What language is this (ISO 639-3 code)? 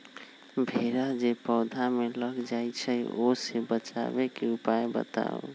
mag